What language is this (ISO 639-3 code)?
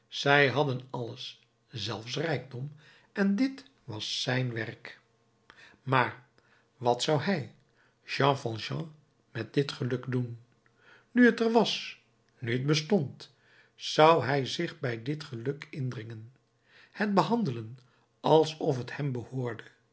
nld